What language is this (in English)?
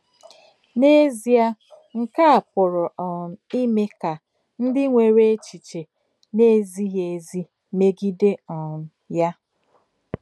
Igbo